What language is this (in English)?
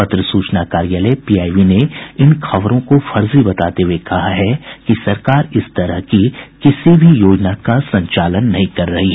Hindi